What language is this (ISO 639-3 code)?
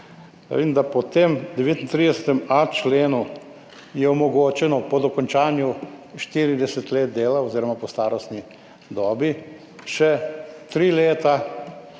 slv